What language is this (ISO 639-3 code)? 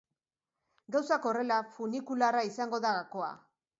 eus